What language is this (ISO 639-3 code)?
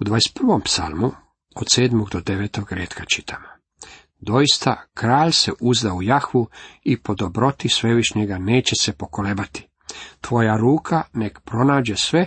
hrv